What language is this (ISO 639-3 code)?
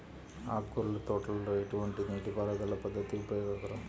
tel